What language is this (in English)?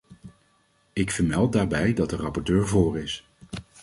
Dutch